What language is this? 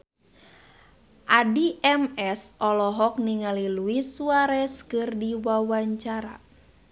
Sundanese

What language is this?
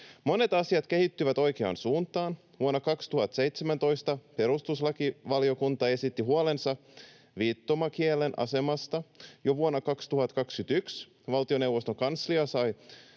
Finnish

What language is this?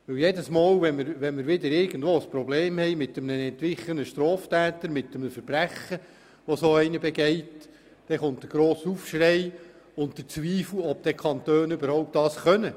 Swiss German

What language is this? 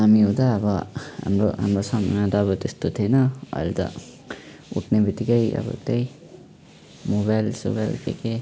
Nepali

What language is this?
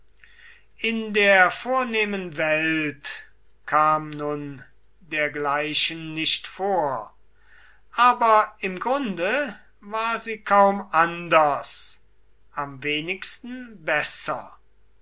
German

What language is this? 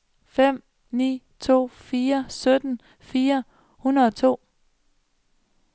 Danish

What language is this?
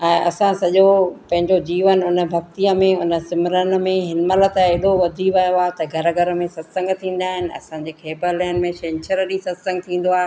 Sindhi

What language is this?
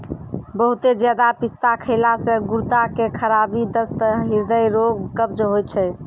Maithili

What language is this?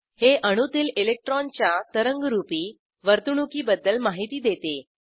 Marathi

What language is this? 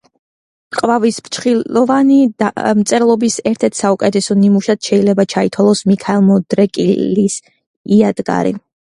Georgian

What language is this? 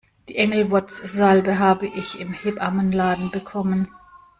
German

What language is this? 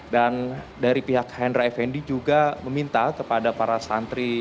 Indonesian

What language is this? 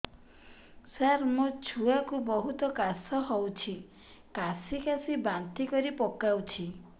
Odia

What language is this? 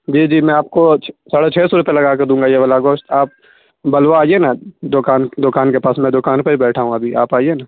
Urdu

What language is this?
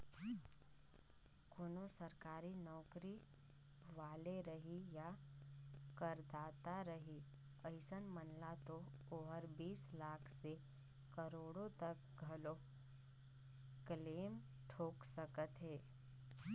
Chhattisgarhi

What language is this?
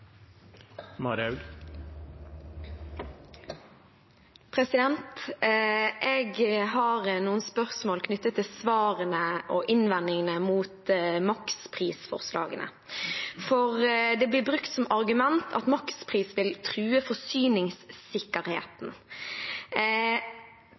Norwegian Bokmål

